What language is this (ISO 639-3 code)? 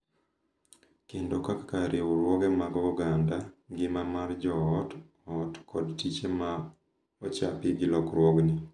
luo